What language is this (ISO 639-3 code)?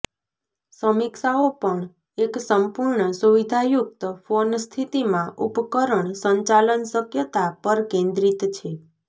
guj